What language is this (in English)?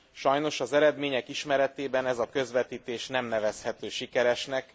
Hungarian